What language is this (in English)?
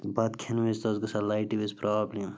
Kashmiri